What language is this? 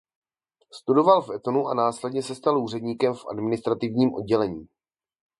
Czech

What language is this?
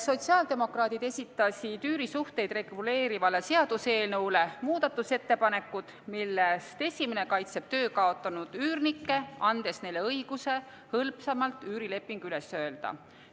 Estonian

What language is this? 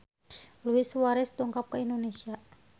Sundanese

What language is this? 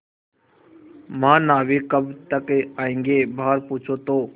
Hindi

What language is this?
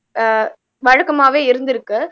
Tamil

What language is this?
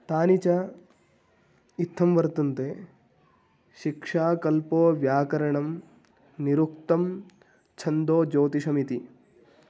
Sanskrit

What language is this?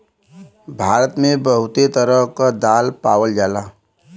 Bhojpuri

